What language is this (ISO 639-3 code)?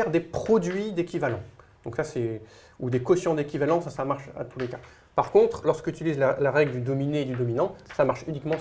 fra